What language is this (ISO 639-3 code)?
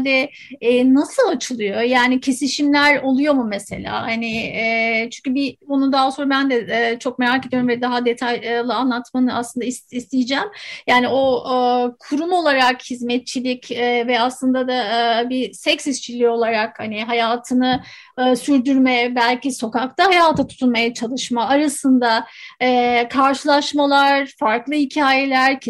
tur